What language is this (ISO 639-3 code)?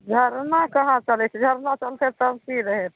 mai